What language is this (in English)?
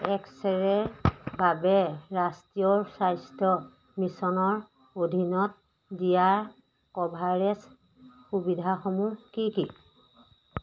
Assamese